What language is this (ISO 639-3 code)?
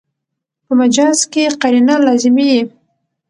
pus